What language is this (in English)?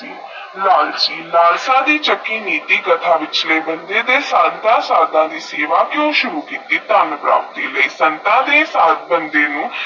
Punjabi